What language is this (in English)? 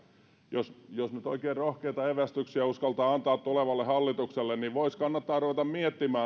Finnish